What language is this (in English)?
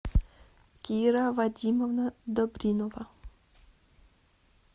Russian